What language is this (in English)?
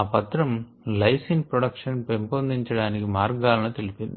Telugu